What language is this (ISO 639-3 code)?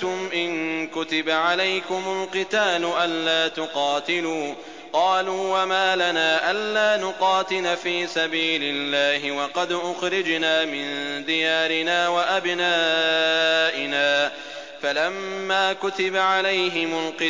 ara